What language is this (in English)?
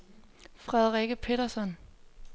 Danish